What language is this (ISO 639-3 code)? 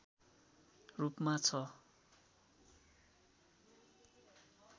nep